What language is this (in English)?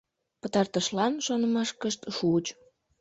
Mari